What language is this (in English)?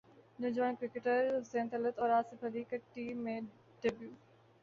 Urdu